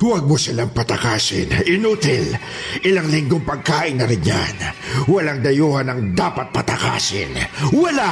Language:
Filipino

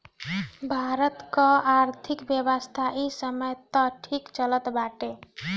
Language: Bhojpuri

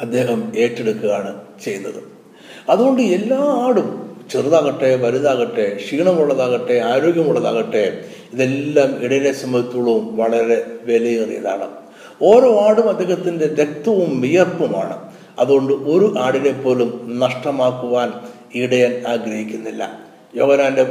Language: Malayalam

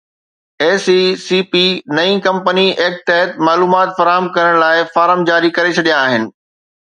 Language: Sindhi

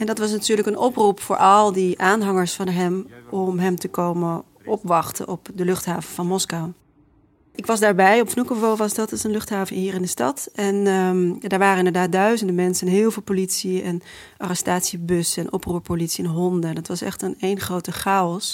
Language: Dutch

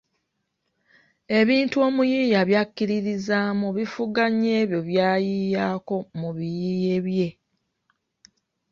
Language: Ganda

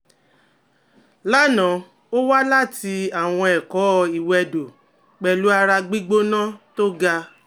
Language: Yoruba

